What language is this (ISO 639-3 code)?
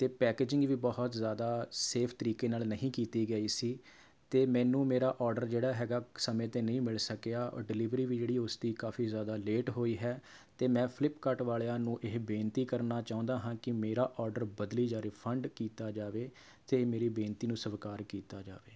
pan